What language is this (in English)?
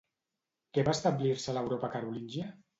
Catalan